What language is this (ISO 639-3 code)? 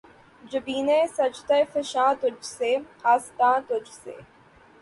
urd